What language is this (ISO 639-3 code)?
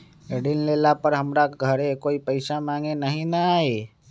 mag